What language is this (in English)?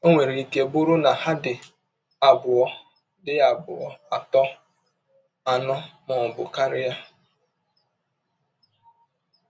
Igbo